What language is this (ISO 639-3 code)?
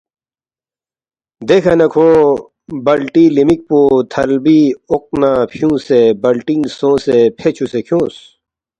bft